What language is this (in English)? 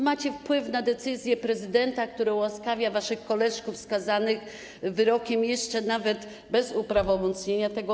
Polish